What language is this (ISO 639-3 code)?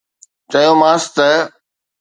snd